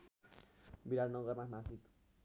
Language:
Nepali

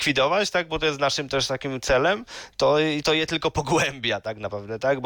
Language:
Polish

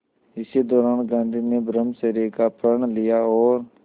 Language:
Hindi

